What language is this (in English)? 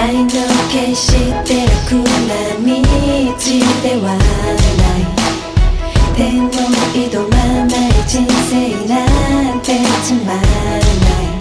Korean